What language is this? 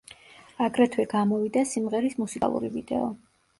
Georgian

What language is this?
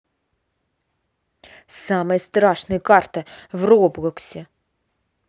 Russian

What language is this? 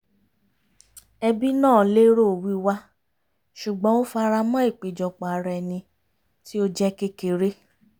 Yoruba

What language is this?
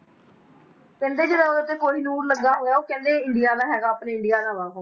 Punjabi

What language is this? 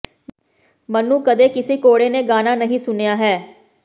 Punjabi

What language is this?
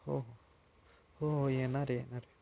Marathi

